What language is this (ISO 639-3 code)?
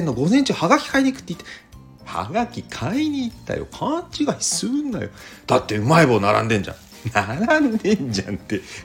jpn